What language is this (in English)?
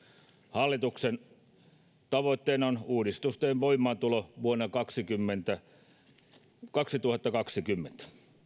Finnish